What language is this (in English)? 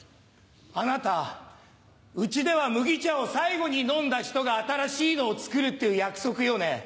Japanese